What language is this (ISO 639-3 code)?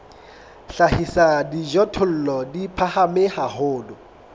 sot